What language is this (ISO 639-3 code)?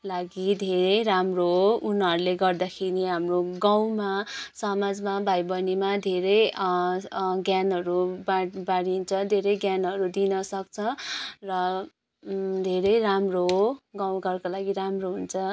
nep